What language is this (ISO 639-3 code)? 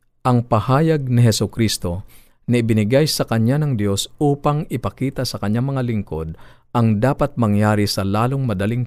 fil